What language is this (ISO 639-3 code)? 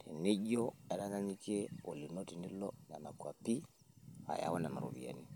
mas